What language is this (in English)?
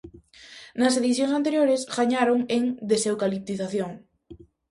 Galician